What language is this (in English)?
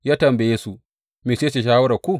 Hausa